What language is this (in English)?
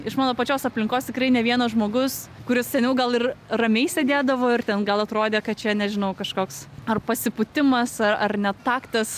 Lithuanian